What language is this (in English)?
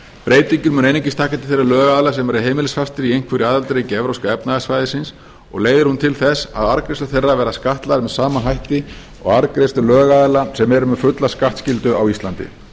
Icelandic